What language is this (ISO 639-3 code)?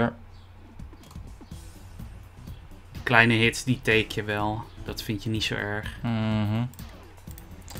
nld